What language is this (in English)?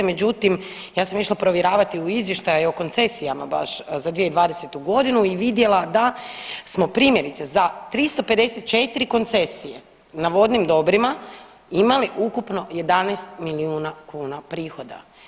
Croatian